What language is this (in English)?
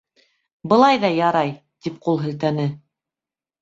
Bashkir